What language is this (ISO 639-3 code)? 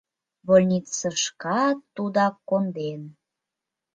chm